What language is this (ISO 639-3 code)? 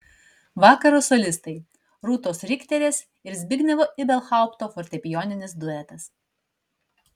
lit